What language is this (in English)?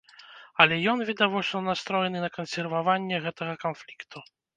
Belarusian